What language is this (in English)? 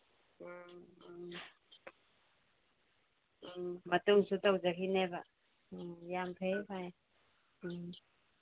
Manipuri